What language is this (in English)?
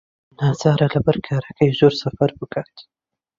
Central Kurdish